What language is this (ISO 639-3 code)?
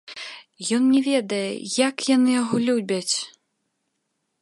bel